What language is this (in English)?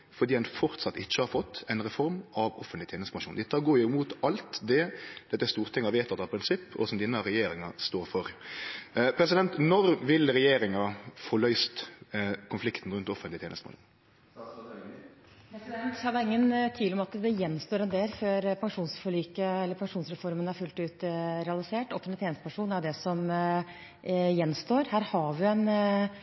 Norwegian